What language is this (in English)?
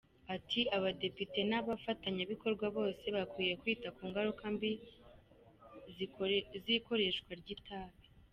Kinyarwanda